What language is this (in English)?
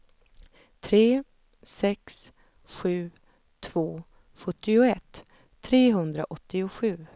Swedish